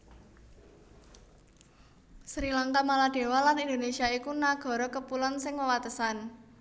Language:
Javanese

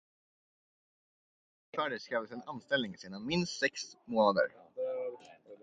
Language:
Swedish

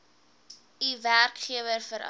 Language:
Afrikaans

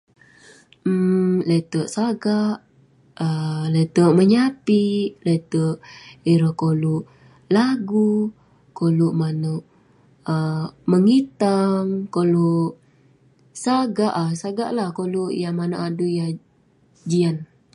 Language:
Western Penan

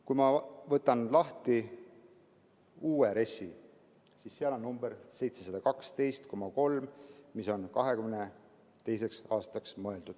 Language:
Estonian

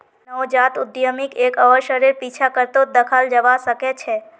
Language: Magahi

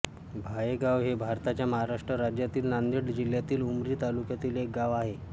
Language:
Marathi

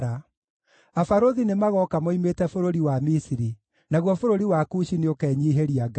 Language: Kikuyu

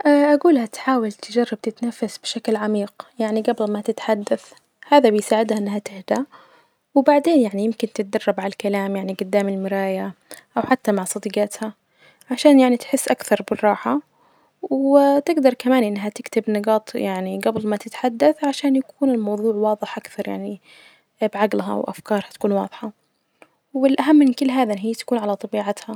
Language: Najdi Arabic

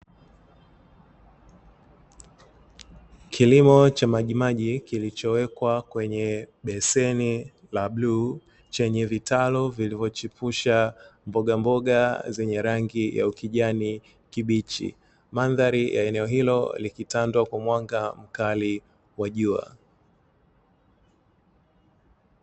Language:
Swahili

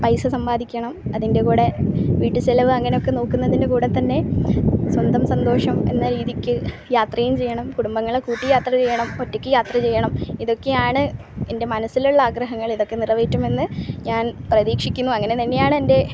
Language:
Malayalam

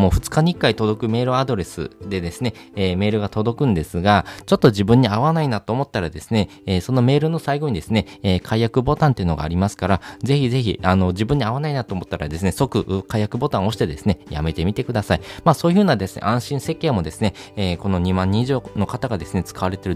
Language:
Japanese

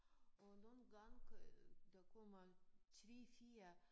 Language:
Danish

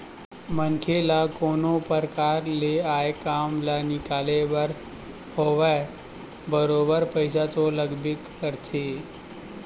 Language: Chhattisgarhi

